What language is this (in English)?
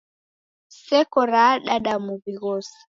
Taita